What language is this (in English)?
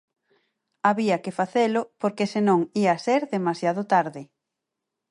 Galician